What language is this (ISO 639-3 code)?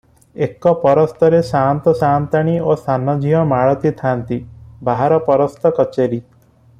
ori